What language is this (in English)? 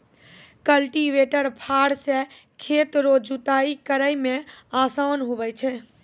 Maithili